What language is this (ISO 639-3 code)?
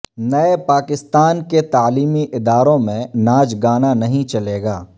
urd